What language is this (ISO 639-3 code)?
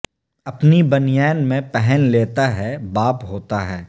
urd